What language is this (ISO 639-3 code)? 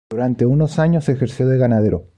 spa